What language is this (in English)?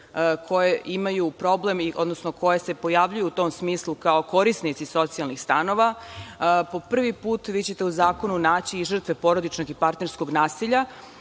Serbian